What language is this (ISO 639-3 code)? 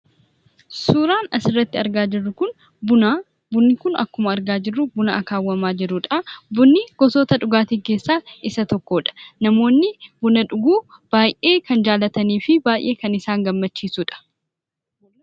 orm